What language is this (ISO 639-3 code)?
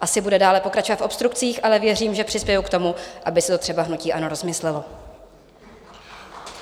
ces